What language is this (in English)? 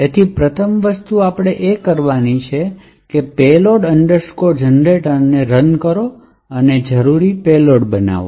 Gujarati